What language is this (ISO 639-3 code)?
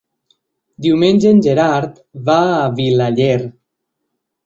cat